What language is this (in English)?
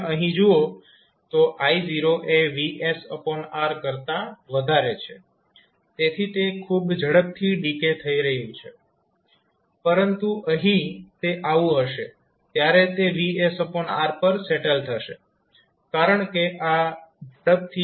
Gujarati